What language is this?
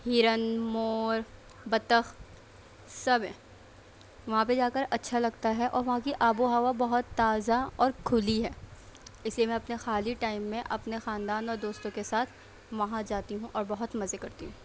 Urdu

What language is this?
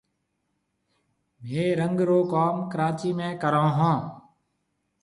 Marwari (Pakistan)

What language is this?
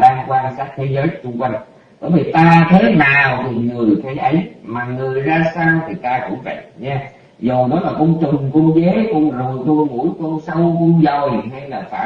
Vietnamese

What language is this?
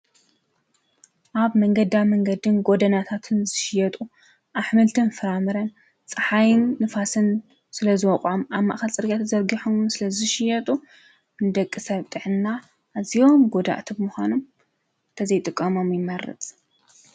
Tigrinya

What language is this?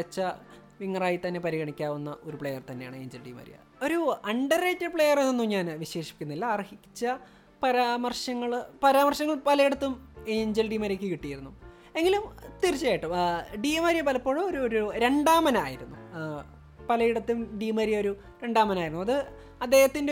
Malayalam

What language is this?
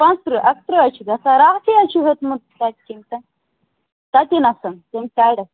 Kashmiri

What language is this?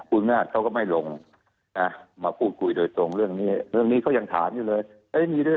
Thai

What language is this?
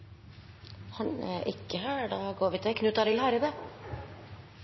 Norwegian Nynorsk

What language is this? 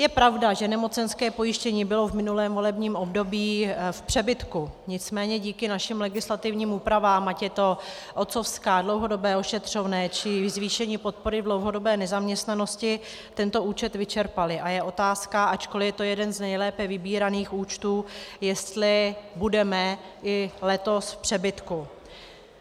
Czech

